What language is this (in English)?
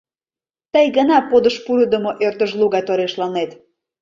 Mari